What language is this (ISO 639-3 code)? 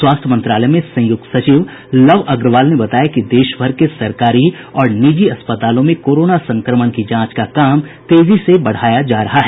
hin